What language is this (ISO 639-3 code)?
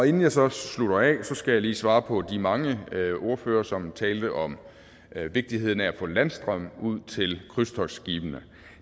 dan